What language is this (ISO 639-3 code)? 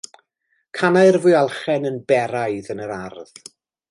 cym